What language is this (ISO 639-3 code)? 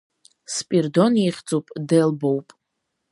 abk